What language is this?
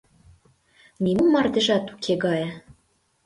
Mari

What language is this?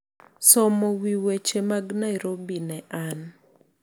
Luo (Kenya and Tanzania)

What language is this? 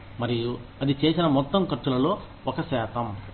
Telugu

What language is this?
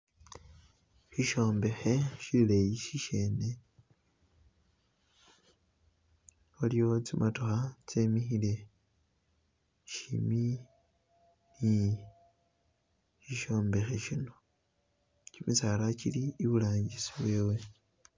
Masaaba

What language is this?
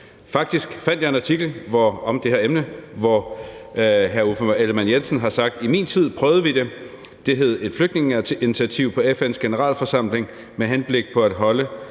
Danish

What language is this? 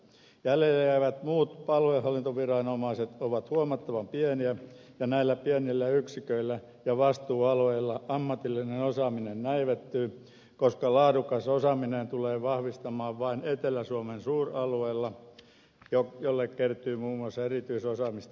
Finnish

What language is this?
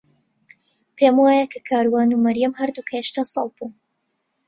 Central Kurdish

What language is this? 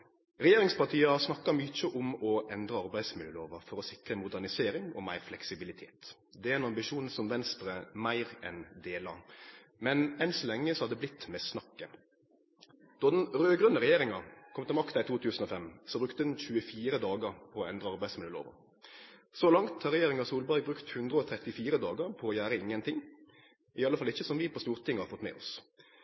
Norwegian Nynorsk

